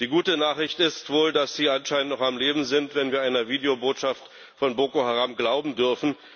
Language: German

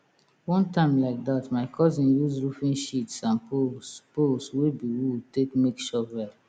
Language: Nigerian Pidgin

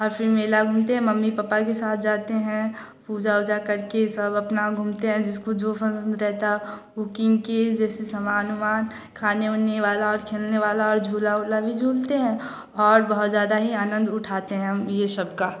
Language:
Hindi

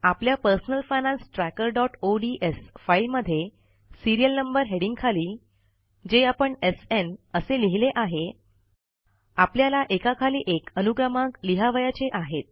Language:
Marathi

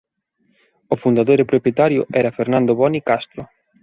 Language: Galician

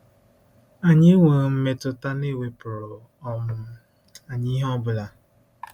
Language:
Igbo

